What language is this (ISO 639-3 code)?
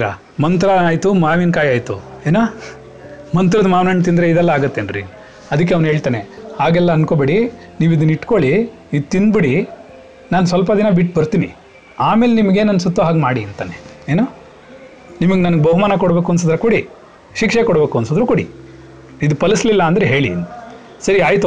kan